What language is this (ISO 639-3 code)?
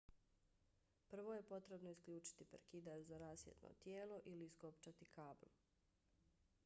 bos